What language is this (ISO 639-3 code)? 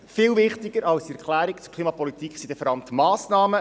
gsw